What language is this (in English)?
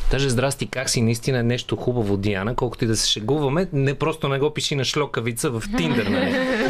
Bulgarian